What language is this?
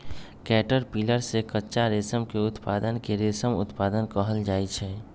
Magahi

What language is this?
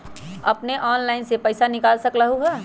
Magahi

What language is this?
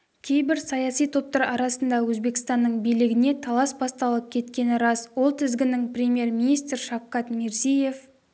Kazakh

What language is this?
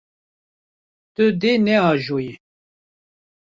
Kurdish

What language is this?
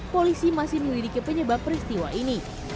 Indonesian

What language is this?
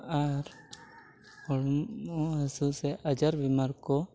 Santali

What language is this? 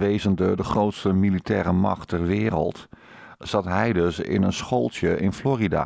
Dutch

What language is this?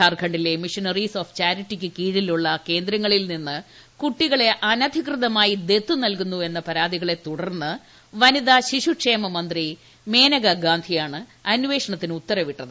Malayalam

